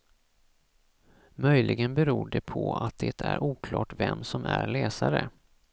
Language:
Swedish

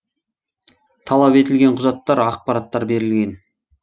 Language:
Kazakh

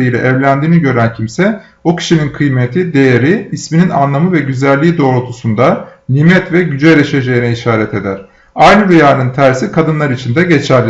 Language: Turkish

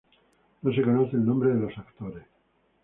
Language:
Spanish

